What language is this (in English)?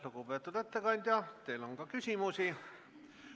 Estonian